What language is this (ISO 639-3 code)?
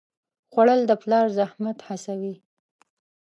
pus